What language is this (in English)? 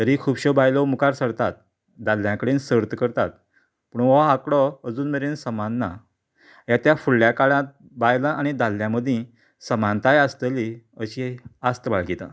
Konkani